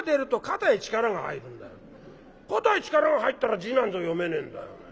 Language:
Japanese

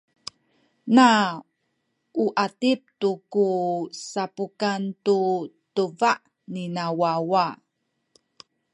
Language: Sakizaya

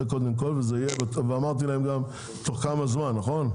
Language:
Hebrew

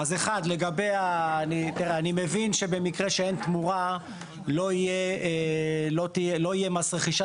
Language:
Hebrew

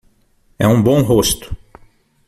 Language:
Portuguese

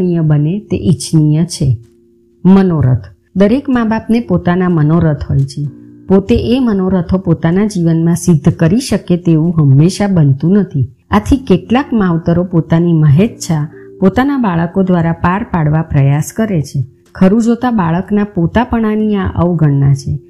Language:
Gujarati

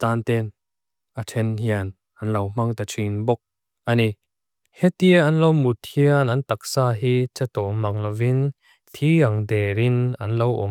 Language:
Mizo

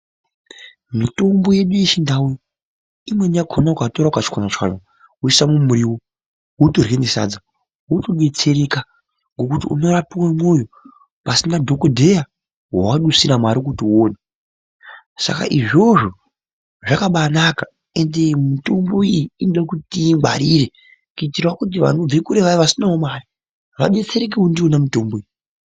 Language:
Ndau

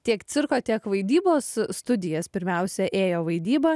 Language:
Lithuanian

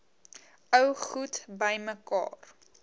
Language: Afrikaans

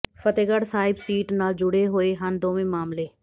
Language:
Punjabi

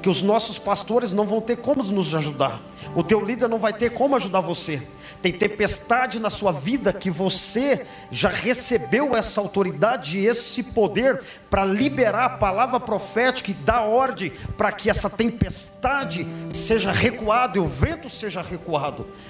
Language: Portuguese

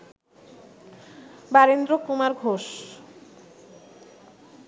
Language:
Bangla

